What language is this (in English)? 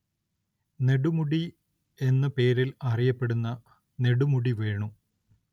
Malayalam